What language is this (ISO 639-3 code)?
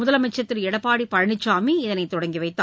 tam